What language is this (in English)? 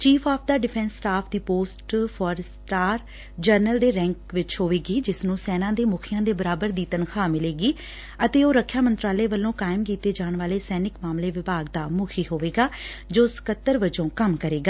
Punjabi